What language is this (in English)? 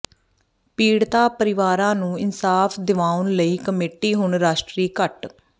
Punjabi